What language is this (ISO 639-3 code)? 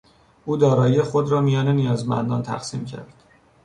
fas